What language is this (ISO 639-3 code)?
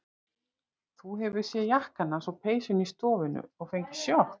isl